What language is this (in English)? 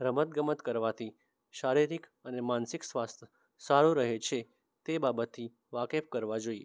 Gujarati